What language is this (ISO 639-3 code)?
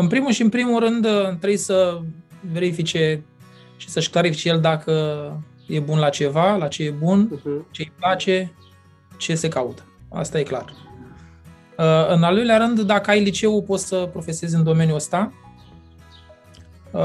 ron